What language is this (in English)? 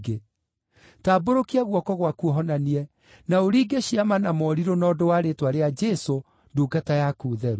Kikuyu